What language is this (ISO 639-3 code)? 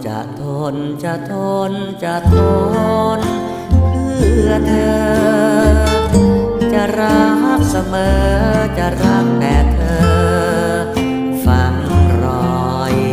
tha